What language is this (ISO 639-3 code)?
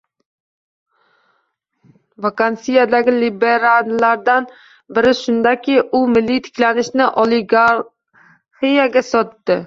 uzb